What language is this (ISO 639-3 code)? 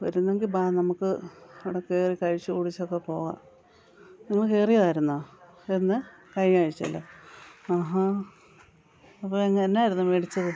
mal